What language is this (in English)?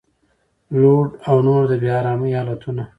Pashto